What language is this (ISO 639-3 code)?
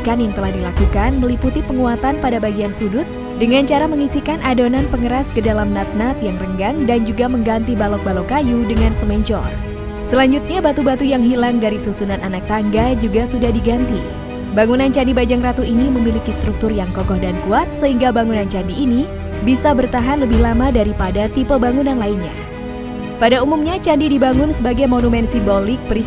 ind